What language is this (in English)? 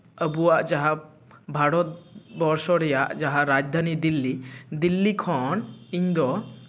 Santali